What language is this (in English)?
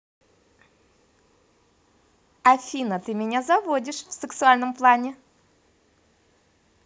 Russian